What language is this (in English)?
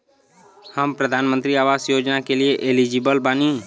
Bhojpuri